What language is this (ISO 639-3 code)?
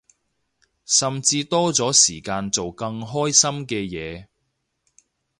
yue